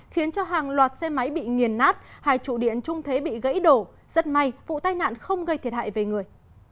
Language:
Vietnamese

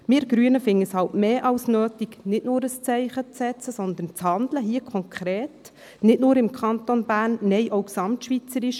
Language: Swiss German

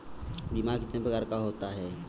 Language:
Hindi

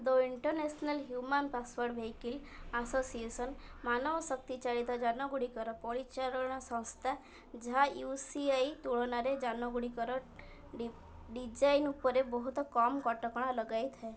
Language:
Odia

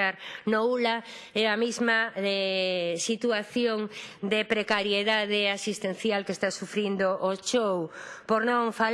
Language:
Spanish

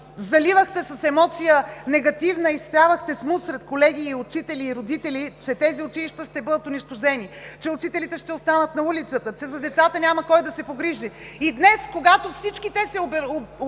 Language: Bulgarian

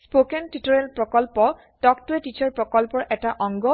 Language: Assamese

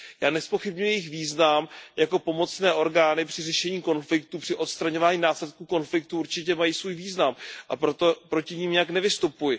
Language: Czech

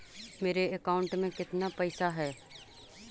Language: Magahi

